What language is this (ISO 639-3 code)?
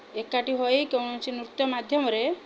ori